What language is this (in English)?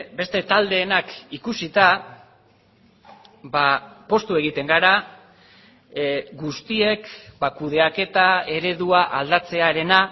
Basque